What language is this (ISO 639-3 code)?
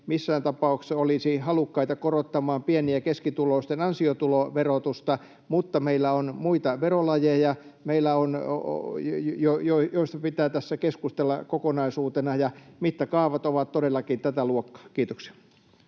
fin